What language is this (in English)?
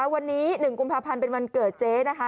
Thai